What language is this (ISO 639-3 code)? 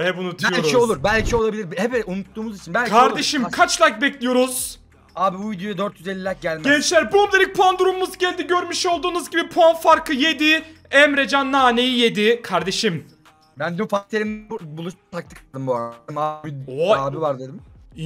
tur